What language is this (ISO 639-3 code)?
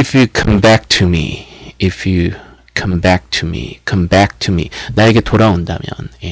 kor